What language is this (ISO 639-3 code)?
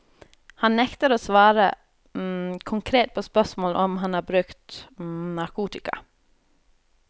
nor